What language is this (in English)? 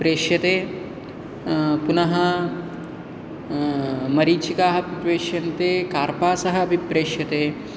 Sanskrit